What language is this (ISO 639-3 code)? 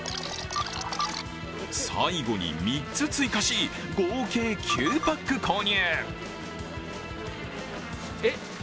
jpn